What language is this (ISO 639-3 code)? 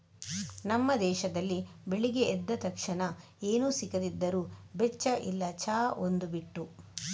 kan